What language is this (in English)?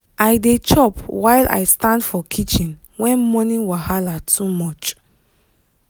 Nigerian Pidgin